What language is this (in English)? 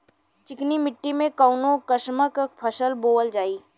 Bhojpuri